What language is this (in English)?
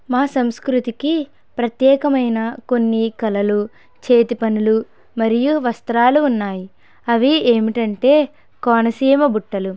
Telugu